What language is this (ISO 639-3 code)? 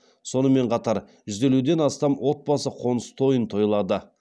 kaz